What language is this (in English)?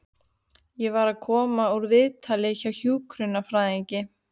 Icelandic